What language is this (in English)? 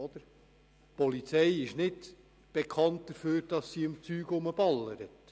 Swiss German